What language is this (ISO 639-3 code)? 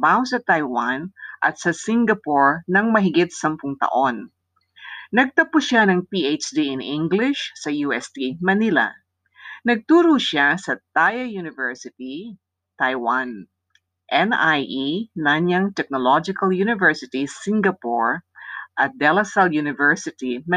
fil